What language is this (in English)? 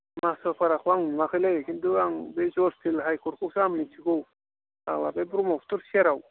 Bodo